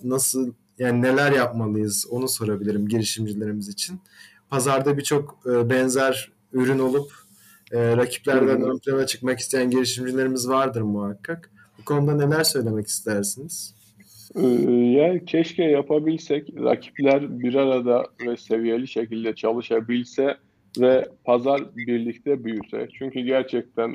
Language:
Turkish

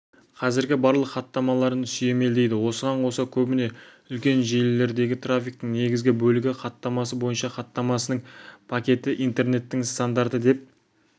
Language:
Kazakh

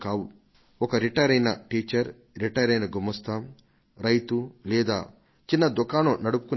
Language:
Telugu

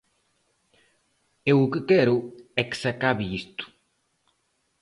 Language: Galician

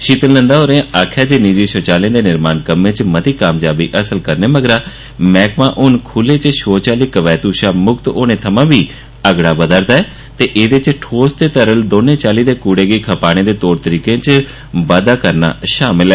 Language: Dogri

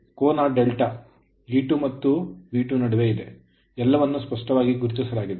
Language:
Kannada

